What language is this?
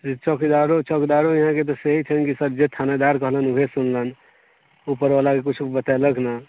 Maithili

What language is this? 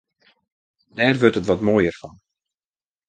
Western Frisian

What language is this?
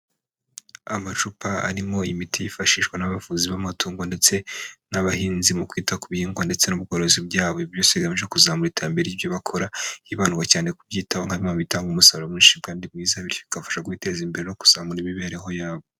Kinyarwanda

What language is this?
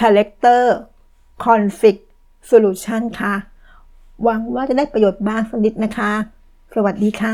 Thai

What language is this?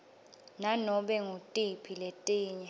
Swati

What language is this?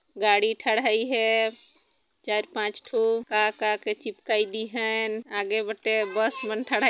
Sadri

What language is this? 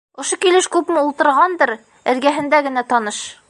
Bashkir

